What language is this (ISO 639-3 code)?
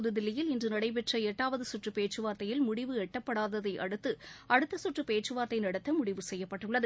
tam